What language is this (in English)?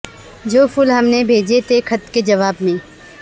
Urdu